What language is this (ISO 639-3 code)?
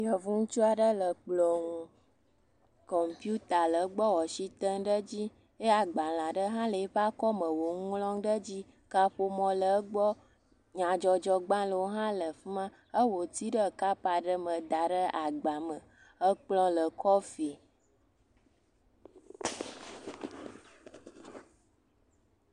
ewe